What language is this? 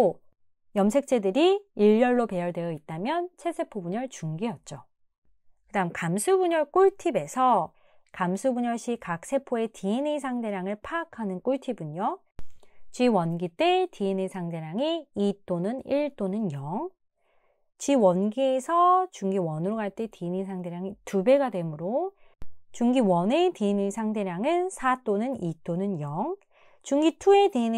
Korean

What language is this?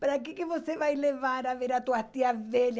Portuguese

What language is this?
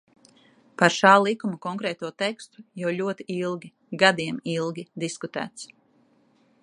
Latvian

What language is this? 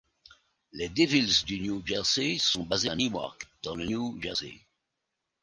French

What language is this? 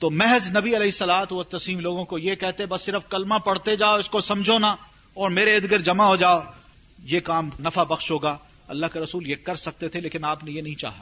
Urdu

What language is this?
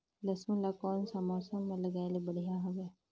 Chhattisgarhi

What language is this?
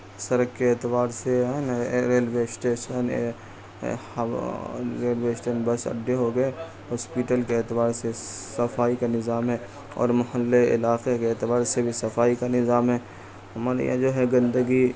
Urdu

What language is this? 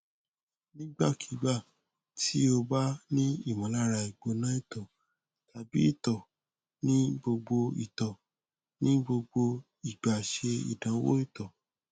Yoruba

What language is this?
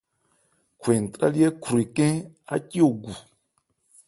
Ebrié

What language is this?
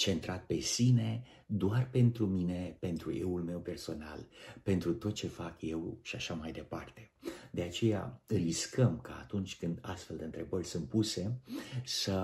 Romanian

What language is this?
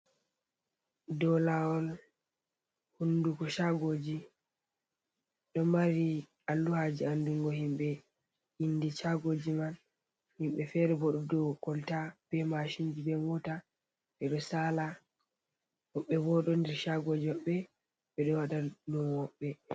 Fula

